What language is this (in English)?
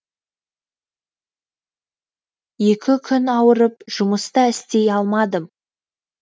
Kazakh